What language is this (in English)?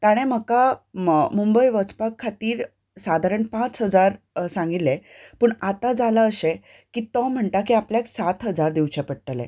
Konkani